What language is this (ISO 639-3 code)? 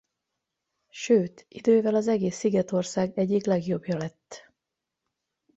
hun